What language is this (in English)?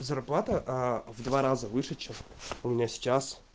Russian